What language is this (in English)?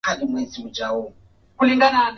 Swahili